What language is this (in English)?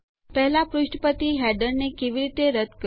Gujarati